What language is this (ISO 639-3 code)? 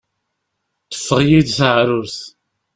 kab